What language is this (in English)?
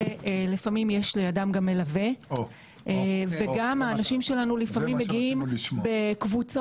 Hebrew